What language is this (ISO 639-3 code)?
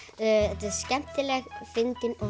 isl